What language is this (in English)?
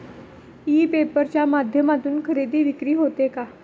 Marathi